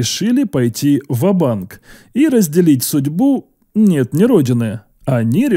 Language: Russian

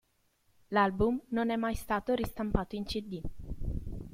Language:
Italian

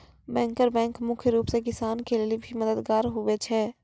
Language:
Maithili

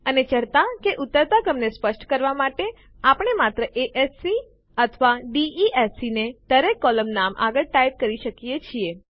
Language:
Gujarati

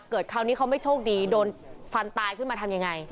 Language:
Thai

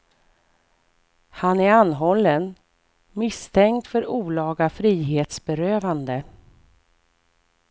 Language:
Swedish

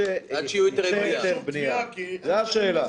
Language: Hebrew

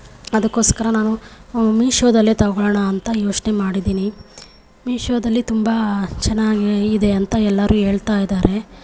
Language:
Kannada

